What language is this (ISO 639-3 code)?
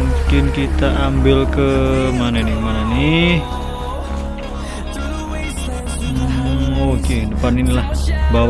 ind